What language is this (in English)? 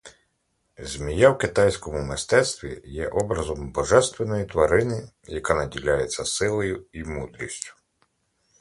Ukrainian